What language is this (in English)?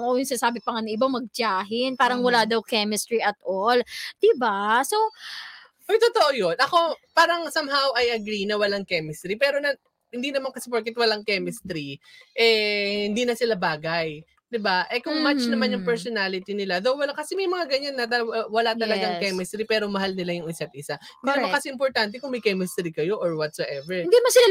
Filipino